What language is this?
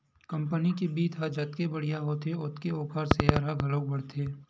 Chhattisgarhi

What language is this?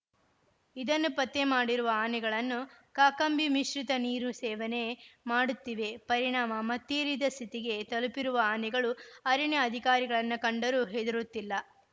Kannada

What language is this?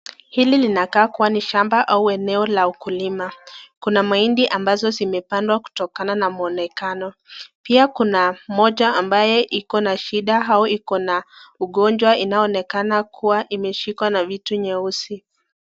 Swahili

